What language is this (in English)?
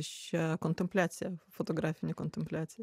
Lithuanian